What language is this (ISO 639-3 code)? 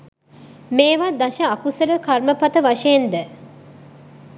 sin